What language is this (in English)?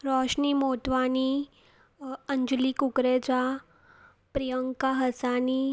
Sindhi